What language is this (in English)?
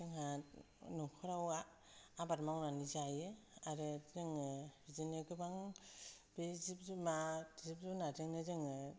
Bodo